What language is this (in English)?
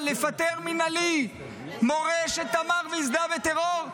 Hebrew